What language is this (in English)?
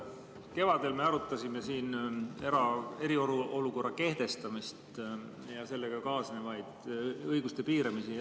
Estonian